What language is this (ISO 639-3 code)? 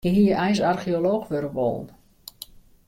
fry